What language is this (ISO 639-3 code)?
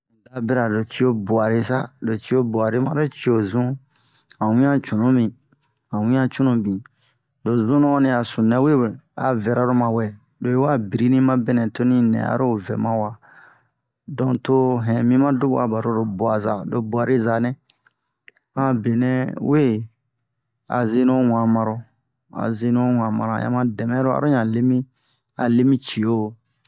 bmq